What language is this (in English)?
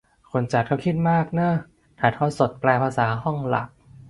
Thai